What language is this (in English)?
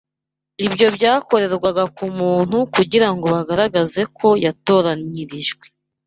Kinyarwanda